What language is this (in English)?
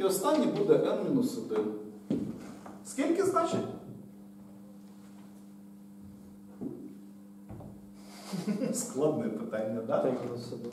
Ukrainian